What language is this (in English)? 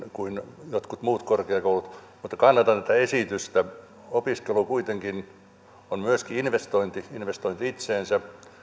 Finnish